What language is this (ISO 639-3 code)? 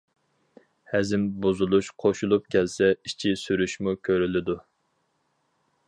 uig